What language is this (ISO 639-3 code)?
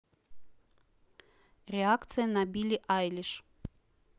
rus